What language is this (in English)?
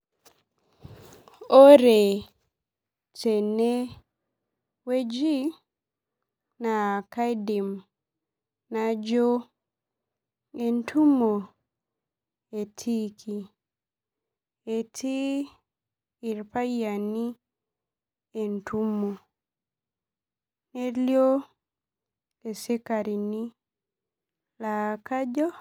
Masai